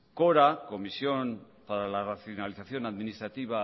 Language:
Spanish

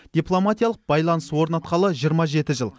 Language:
Kazakh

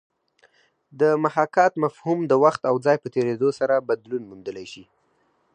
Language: Pashto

